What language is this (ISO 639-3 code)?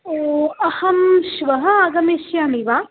san